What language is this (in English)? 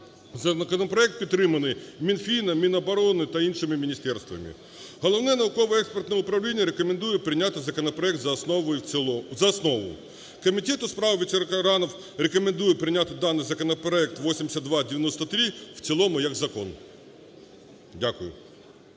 Ukrainian